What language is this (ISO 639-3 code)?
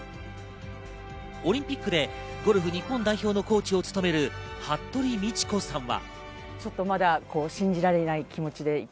jpn